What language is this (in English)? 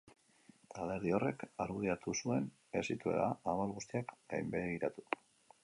Basque